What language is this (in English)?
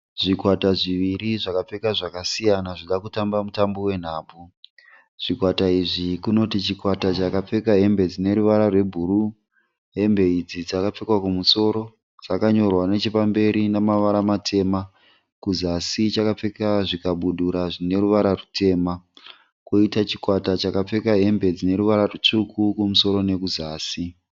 Shona